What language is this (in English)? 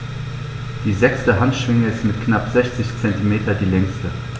German